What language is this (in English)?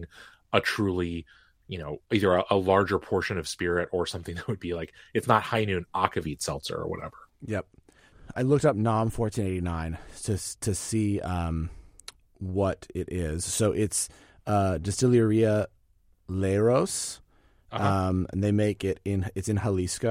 English